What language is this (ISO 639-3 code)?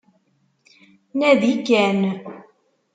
kab